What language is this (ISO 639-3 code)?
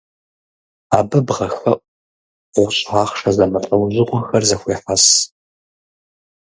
kbd